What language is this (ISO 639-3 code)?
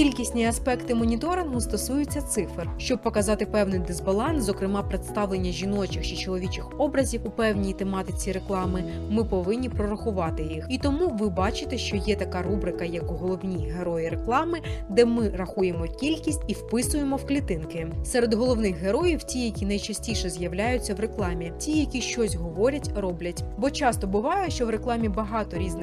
ukr